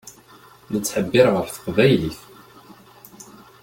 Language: Kabyle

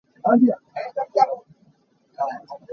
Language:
Hakha Chin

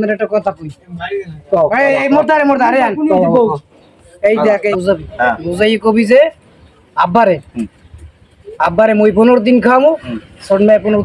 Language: Bangla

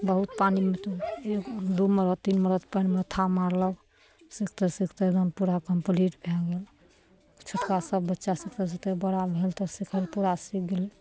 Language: Maithili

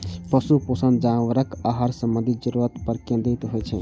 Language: Maithili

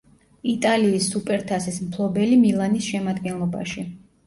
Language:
Georgian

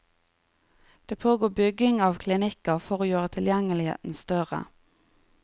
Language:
Norwegian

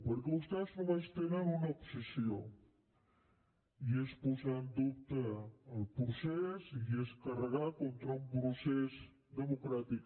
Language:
Catalan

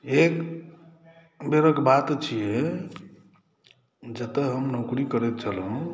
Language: Maithili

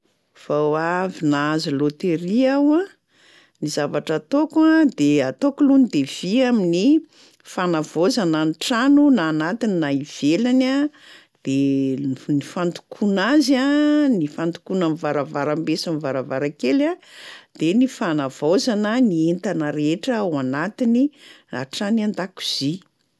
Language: Malagasy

